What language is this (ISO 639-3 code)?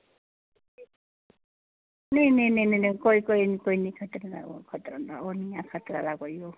doi